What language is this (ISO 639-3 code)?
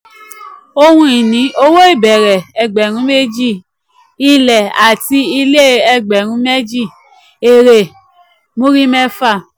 yor